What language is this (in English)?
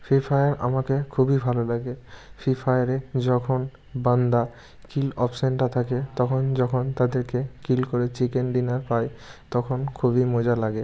Bangla